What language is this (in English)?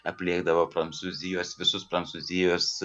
Lithuanian